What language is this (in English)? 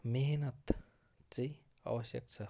Nepali